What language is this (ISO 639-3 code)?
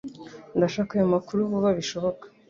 kin